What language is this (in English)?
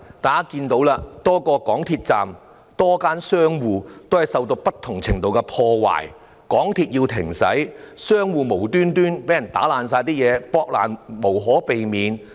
Cantonese